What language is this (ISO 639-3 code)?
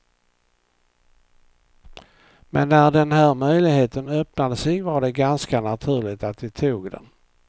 swe